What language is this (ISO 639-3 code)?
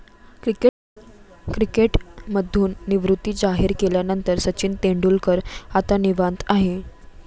mar